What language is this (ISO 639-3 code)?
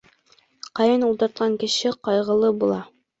bak